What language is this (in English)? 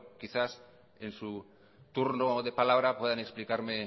Spanish